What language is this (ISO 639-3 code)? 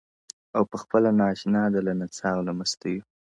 pus